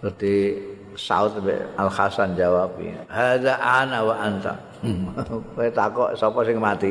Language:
Indonesian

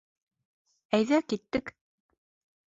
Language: Bashkir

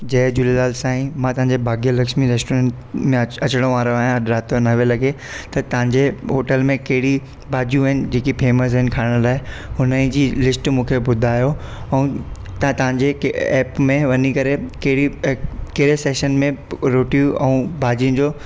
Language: Sindhi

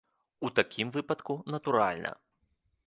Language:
Belarusian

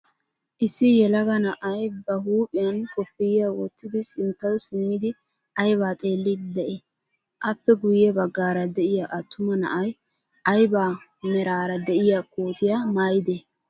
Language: Wolaytta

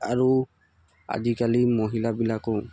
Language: Assamese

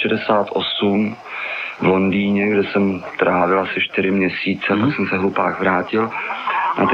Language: Czech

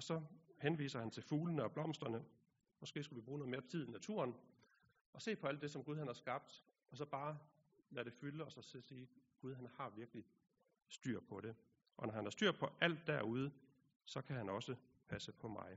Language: Danish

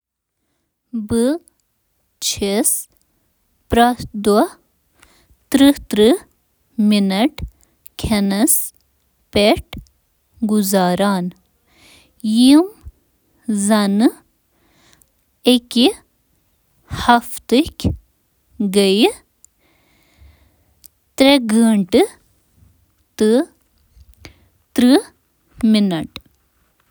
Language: Kashmiri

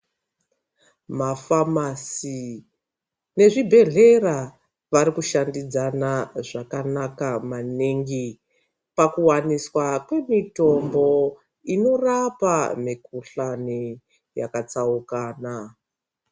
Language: Ndau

